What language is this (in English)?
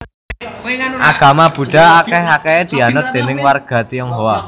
Javanese